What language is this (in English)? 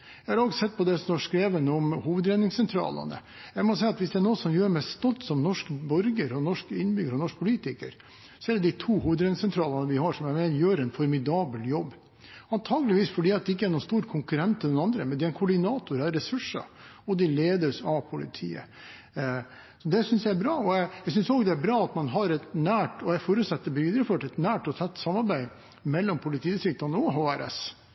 Norwegian Bokmål